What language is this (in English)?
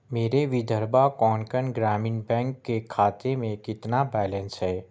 Urdu